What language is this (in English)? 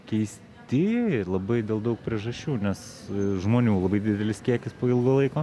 Lithuanian